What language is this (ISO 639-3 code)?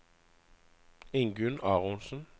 nor